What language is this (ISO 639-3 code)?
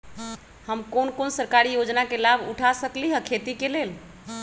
mag